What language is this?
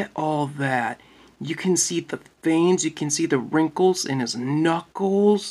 English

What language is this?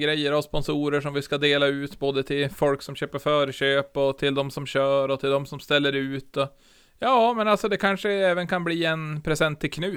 Swedish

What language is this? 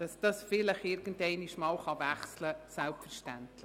Swiss German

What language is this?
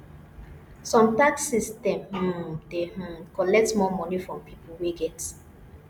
Nigerian Pidgin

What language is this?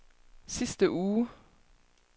Danish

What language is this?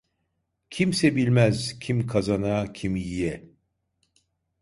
Turkish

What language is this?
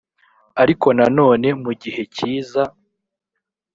Kinyarwanda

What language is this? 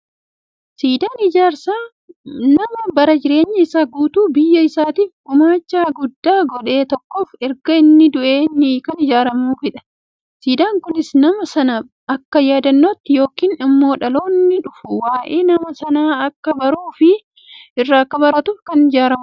Oromo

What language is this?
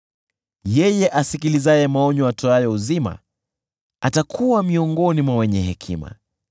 Swahili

